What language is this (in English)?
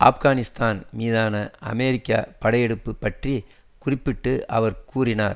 Tamil